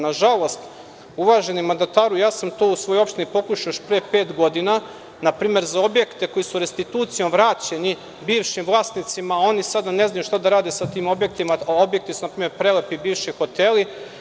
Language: Serbian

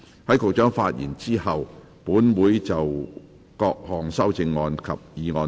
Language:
Cantonese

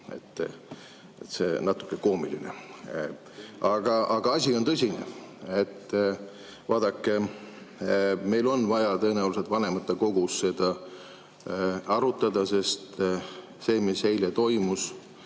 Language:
Estonian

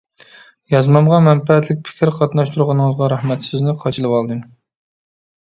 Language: Uyghur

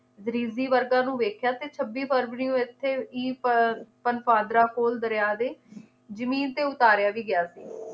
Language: Punjabi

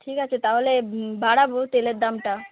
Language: Bangla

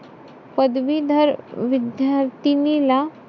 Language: Marathi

